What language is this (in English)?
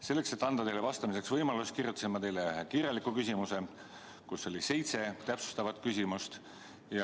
Estonian